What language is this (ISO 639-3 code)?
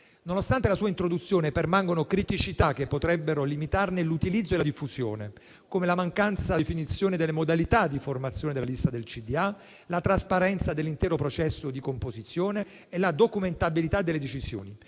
ita